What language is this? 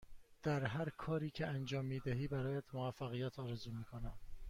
Persian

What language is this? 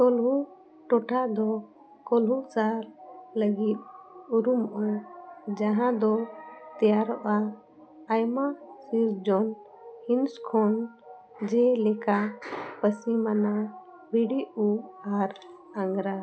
Santali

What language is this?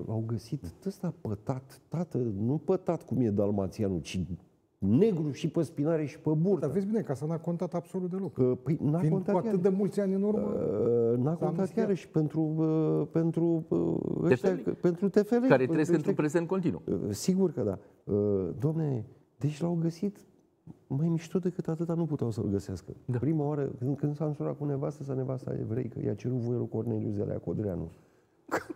Romanian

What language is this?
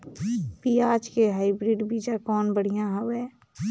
Chhattisgarhi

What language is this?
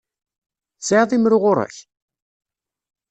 Kabyle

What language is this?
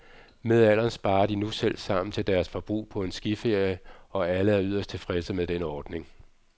Danish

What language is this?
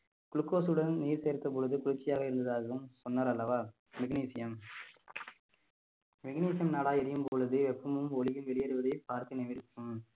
Tamil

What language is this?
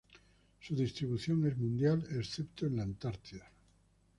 Spanish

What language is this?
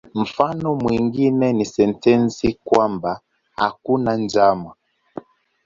Swahili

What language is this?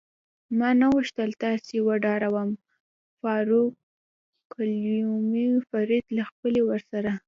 Pashto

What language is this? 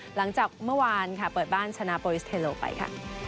Thai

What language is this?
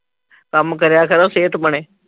Punjabi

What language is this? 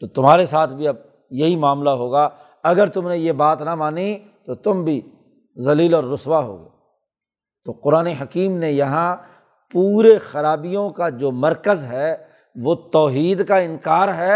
Urdu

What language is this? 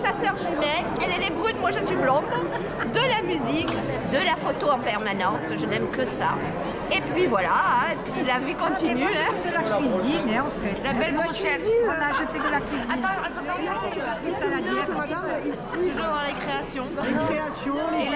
French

